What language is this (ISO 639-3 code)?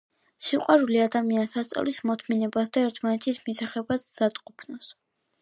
kat